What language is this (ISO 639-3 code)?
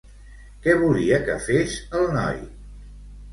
cat